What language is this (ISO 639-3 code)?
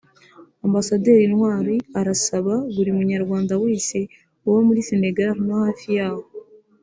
kin